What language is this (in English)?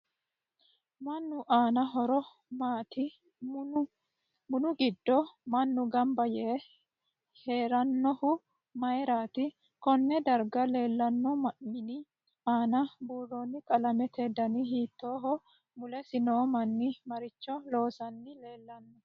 Sidamo